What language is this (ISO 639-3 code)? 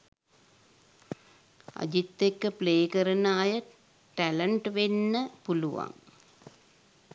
sin